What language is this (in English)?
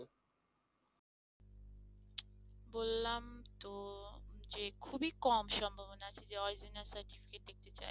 Bangla